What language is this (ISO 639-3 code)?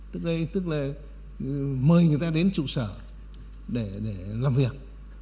vie